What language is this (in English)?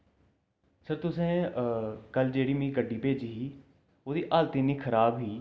Dogri